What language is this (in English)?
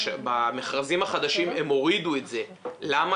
Hebrew